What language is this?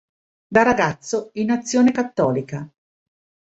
Italian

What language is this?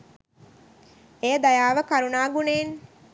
Sinhala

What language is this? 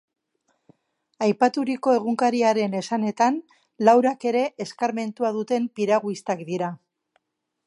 Basque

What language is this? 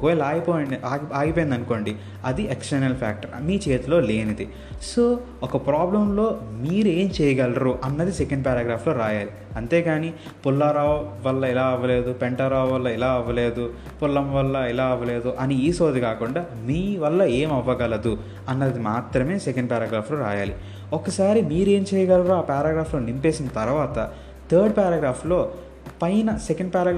Telugu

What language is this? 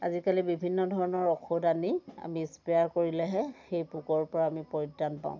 Assamese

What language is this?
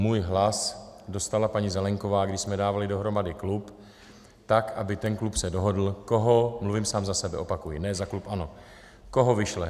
Czech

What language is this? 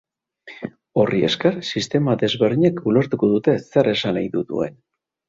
Basque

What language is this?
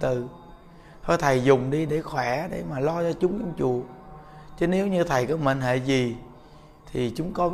Vietnamese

